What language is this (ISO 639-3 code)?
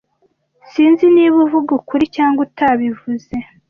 kin